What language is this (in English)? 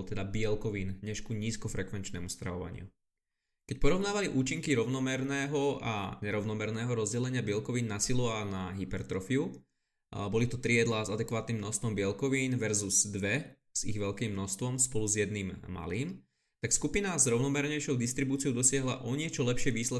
Slovak